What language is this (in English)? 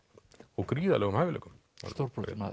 Icelandic